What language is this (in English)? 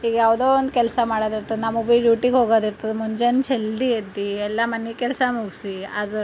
Kannada